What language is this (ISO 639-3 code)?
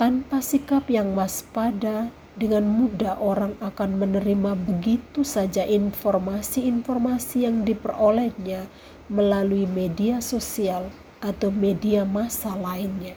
ind